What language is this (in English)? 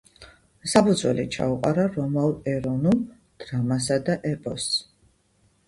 Georgian